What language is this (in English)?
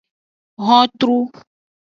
Aja (Benin)